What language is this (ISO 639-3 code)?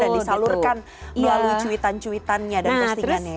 ind